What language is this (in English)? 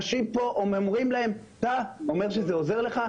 Hebrew